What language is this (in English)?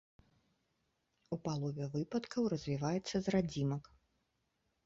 Belarusian